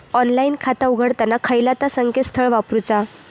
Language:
Marathi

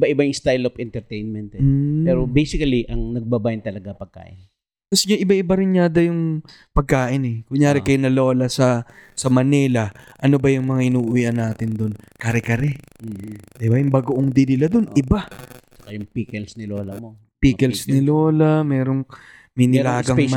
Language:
Filipino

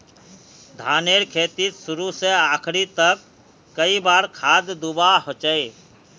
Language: Magahi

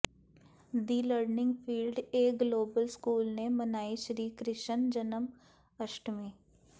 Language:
Punjabi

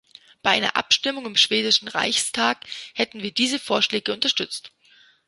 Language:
German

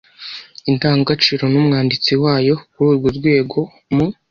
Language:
Kinyarwanda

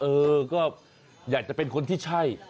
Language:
Thai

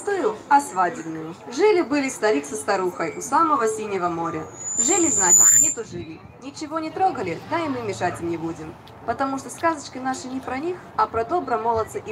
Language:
Russian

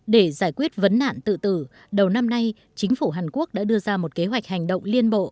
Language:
Vietnamese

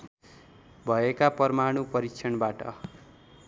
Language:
Nepali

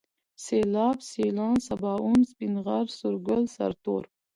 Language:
Pashto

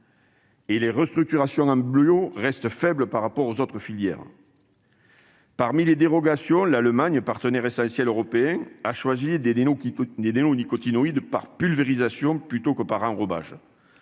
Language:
French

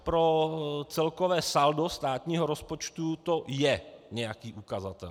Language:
Czech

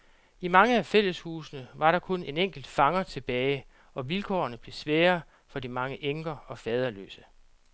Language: Danish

